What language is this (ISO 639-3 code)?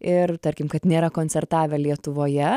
lit